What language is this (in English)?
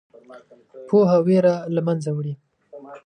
Pashto